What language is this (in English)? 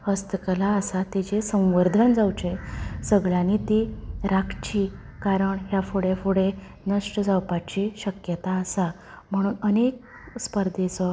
Konkani